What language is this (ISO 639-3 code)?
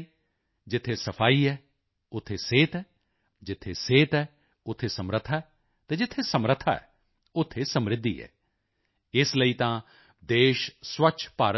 pan